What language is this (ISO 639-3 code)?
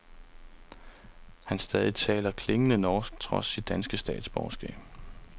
dan